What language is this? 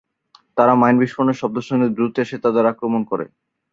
Bangla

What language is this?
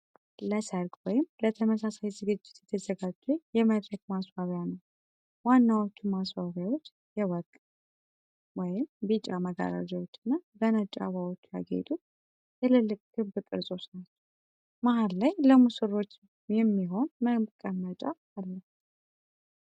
Amharic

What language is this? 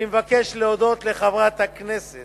Hebrew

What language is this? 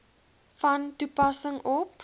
Afrikaans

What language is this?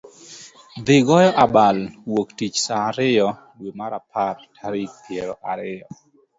Luo (Kenya and Tanzania)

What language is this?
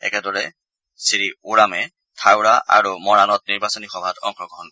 Assamese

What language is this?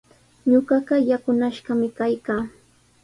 Sihuas Ancash Quechua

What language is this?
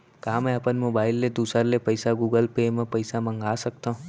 Chhattisgarhi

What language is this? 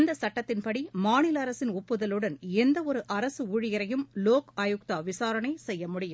Tamil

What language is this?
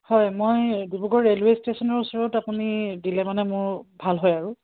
Assamese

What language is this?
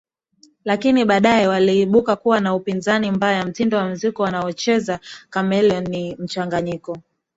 Swahili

